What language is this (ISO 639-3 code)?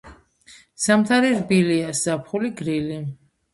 kat